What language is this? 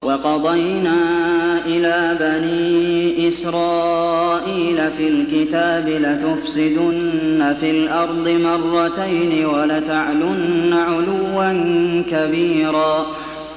Arabic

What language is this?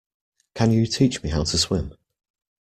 English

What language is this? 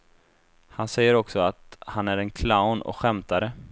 Swedish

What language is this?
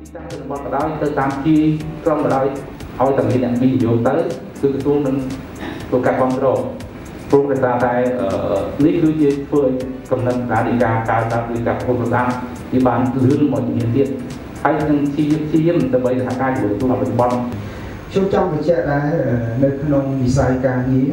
Thai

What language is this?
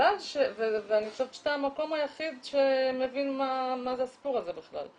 Hebrew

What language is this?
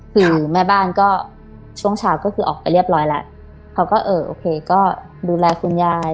Thai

